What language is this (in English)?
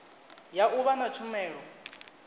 Venda